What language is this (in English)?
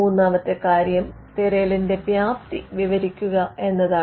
Malayalam